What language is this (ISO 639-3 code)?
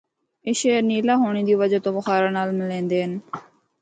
hno